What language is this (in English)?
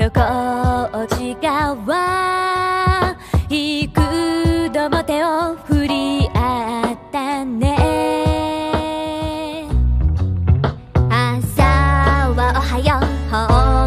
Korean